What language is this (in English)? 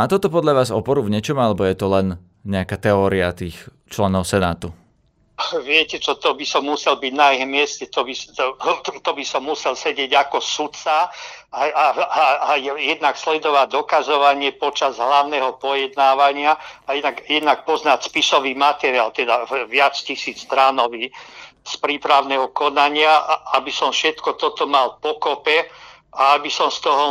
Slovak